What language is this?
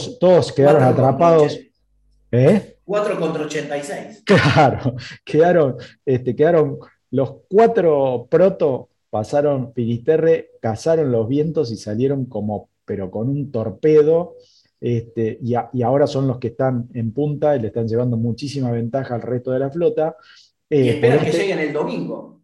Spanish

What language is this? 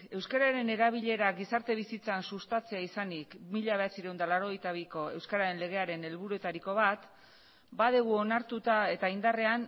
Basque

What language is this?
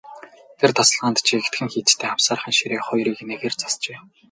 Mongolian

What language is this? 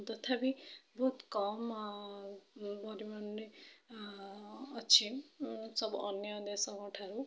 Odia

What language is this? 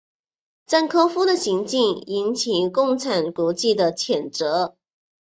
Chinese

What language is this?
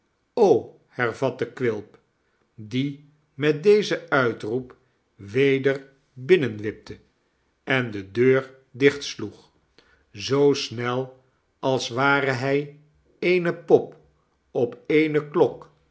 Dutch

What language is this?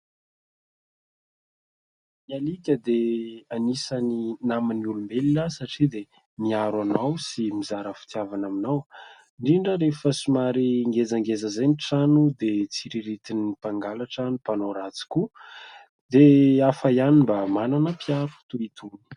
Malagasy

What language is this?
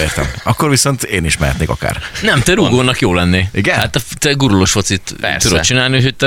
Hungarian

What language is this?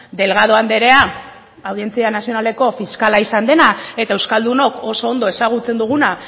Basque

